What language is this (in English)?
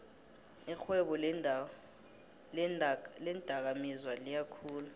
South Ndebele